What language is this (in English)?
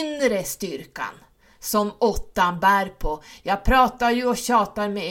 Swedish